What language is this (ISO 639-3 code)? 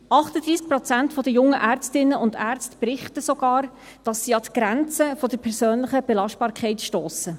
gsw